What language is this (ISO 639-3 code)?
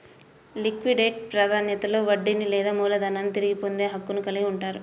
tel